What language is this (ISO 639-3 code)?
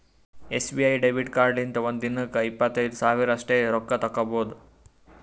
kan